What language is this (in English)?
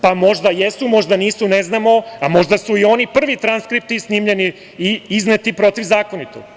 Serbian